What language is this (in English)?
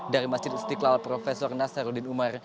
Indonesian